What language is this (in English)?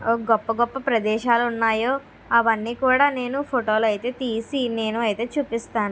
Telugu